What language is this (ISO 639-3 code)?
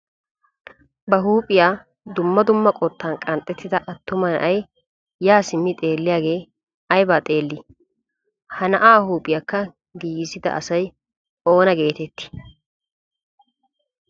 wal